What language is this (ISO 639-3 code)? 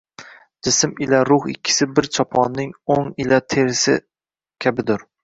uzb